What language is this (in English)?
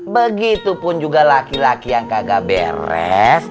Indonesian